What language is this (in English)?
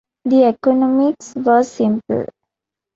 English